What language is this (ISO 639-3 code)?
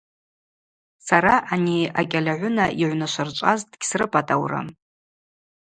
abq